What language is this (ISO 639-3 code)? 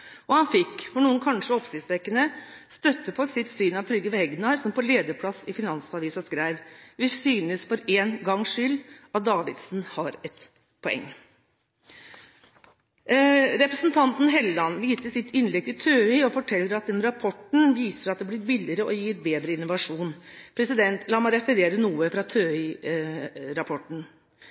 nob